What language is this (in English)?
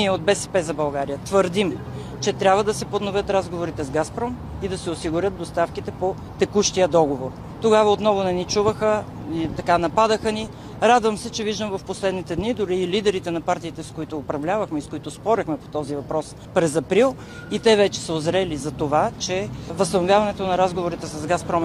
Bulgarian